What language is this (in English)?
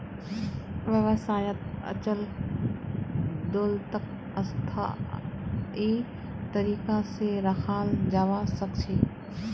Magahi